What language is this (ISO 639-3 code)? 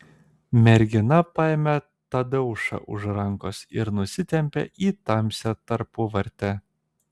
lit